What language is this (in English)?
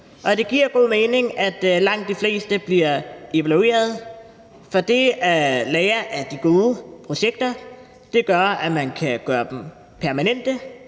Danish